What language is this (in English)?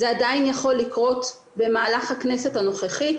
Hebrew